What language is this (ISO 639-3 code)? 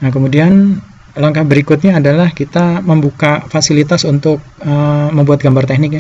ind